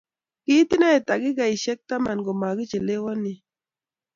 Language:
Kalenjin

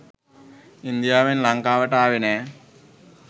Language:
Sinhala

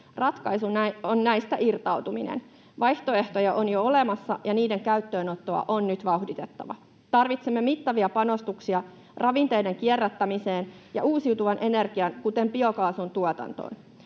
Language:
Finnish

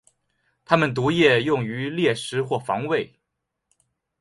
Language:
Chinese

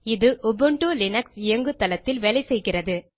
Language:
Tamil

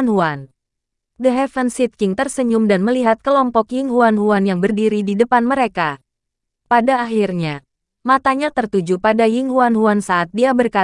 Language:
Indonesian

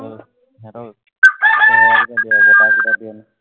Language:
Assamese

